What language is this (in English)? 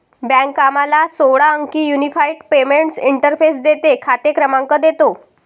Marathi